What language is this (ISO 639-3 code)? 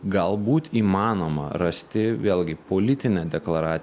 lit